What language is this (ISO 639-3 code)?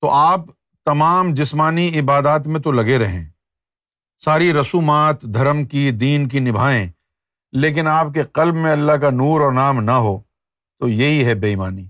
urd